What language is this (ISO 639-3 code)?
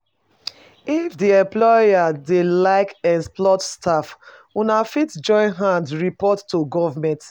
pcm